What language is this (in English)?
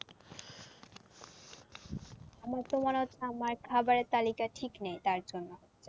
Bangla